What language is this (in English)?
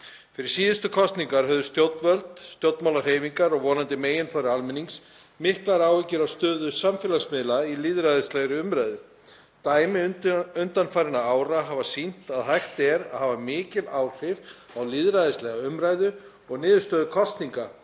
Icelandic